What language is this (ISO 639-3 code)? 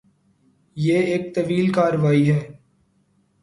urd